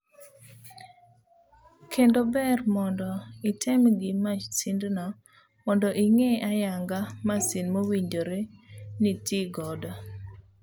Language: Luo (Kenya and Tanzania)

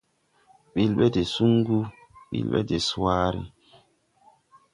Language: Tupuri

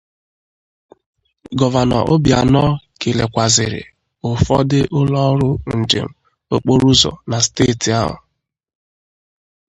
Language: Igbo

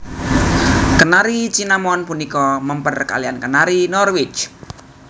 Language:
Javanese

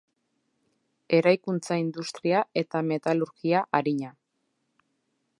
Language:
Basque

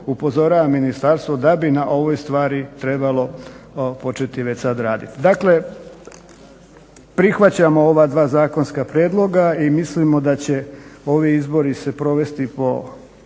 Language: Croatian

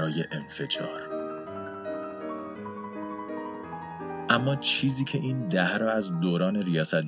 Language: Persian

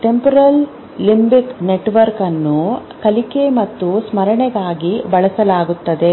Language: Kannada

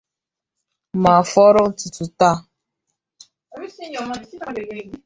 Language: Igbo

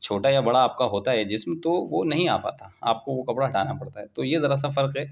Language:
Urdu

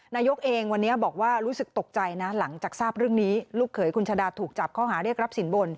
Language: Thai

